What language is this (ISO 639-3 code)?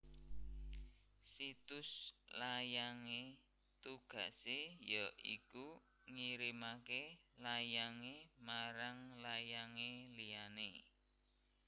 jav